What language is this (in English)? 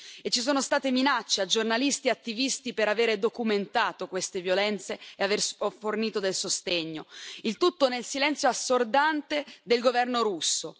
Italian